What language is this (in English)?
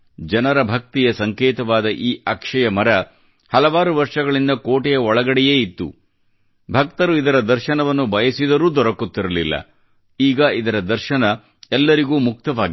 Kannada